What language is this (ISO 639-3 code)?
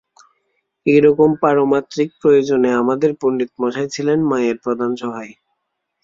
ben